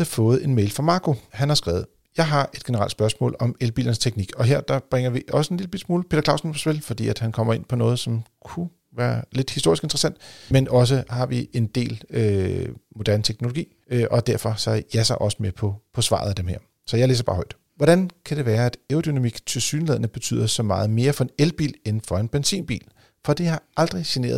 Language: Danish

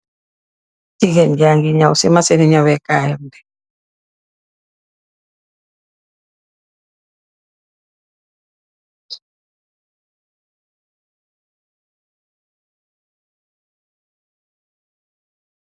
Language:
Wolof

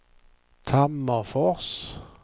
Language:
Swedish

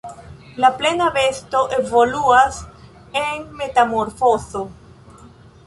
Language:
Esperanto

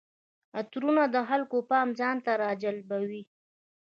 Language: Pashto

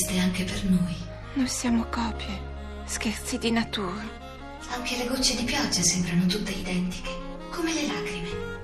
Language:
Italian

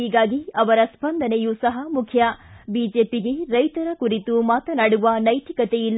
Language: Kannada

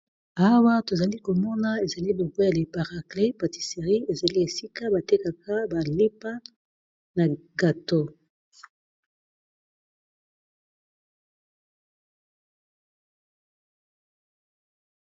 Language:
Lingala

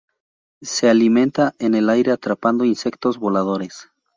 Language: Spanish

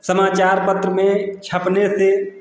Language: Hindi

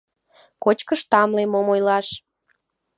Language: Mari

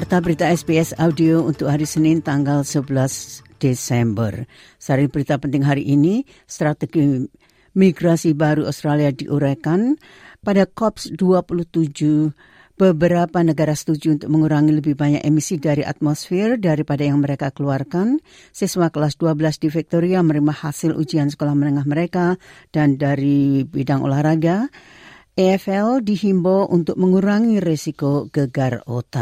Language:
Indonesian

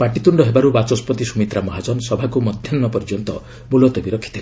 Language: Odia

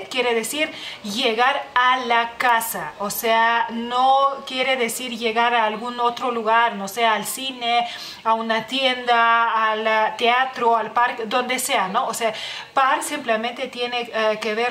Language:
Spanish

